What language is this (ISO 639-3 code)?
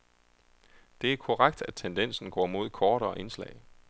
dan